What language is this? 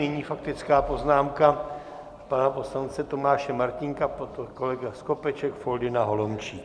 Czech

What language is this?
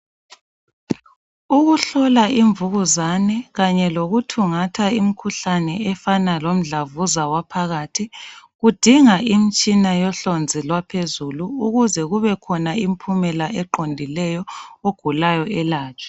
North Ndebele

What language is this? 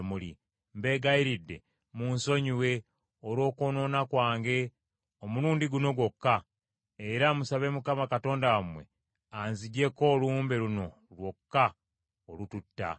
Ganda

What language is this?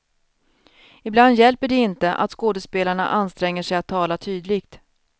Swedish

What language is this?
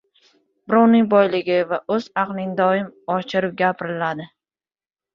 Uzbek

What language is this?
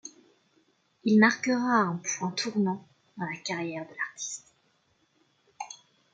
French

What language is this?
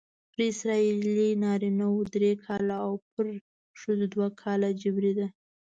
Pashto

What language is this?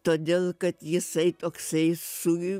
Lithuanian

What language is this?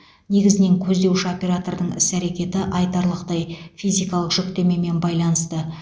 Kazakh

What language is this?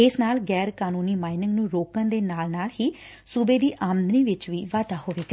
Punjabi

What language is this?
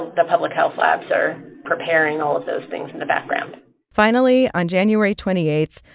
English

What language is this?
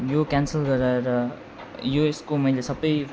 Nepali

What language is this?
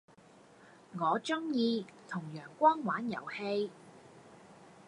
Cantonese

